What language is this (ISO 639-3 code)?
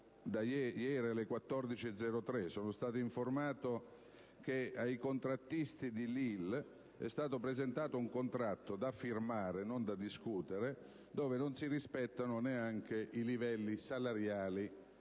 ita